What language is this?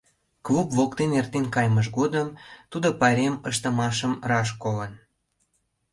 Mari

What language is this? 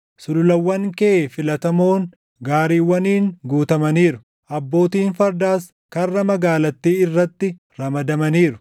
Oromo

